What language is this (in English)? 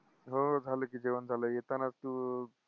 Marathi